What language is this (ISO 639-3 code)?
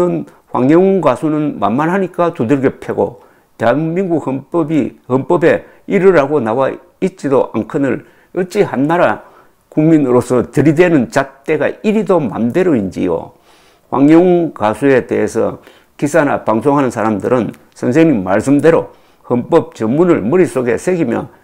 kor